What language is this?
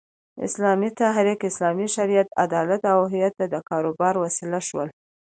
Pashto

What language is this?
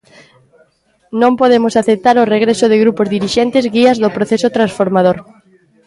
Galician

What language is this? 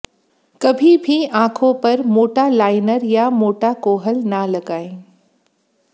Hindi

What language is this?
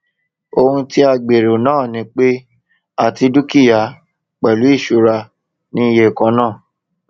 Yoruba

